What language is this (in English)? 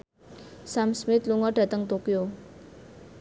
Javanese